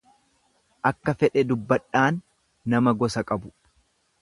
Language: Oromo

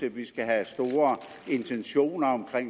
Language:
Danish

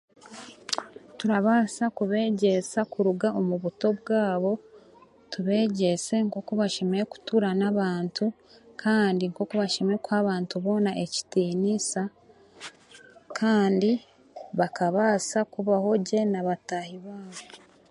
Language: Chiga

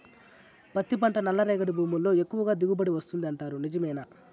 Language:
Telugu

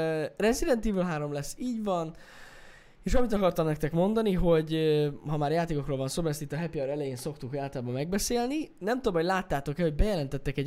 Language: Hungarian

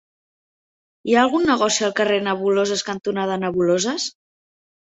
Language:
Catalan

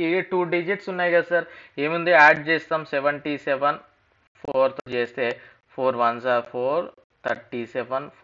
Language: Telugu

